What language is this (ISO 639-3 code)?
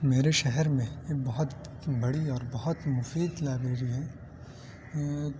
urd